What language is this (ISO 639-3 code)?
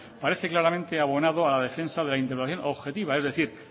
spa